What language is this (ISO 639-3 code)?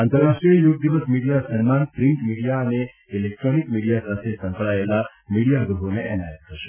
guj